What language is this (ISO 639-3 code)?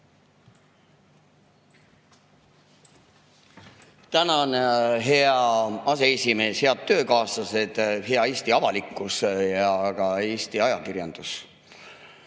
est